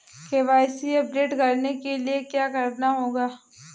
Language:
Hindi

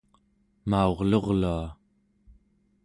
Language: Central Yupik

